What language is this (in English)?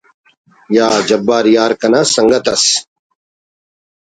Brahui